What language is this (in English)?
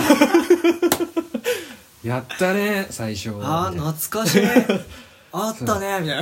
Japanese